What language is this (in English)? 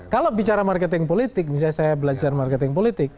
Indonesian